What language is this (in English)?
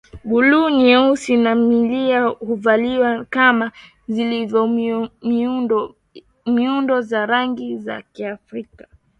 Swahili